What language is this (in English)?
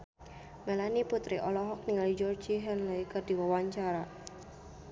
Sundanese